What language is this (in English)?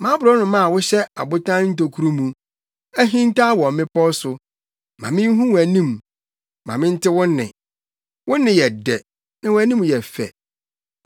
Akan